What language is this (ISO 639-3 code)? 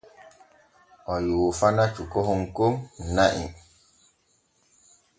fue